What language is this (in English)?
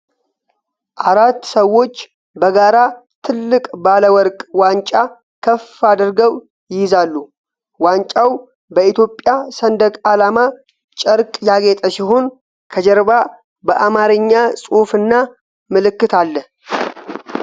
Amharic